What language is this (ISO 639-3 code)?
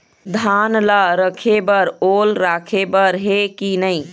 hne